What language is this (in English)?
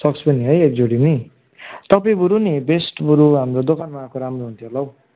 Nepali